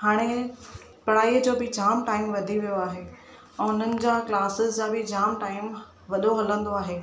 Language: Sindhi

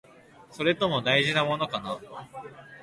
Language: Japanese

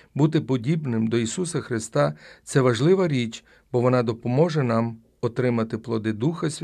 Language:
Ukrainian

